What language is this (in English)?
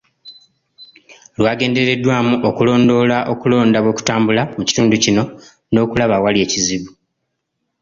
Ganda